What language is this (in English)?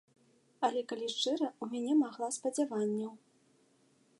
Belarusian